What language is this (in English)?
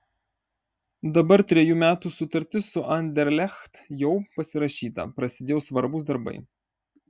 Lithuanian